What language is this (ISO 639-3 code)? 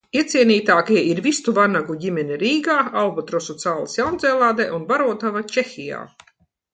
lav